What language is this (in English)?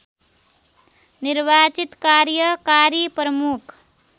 Nepali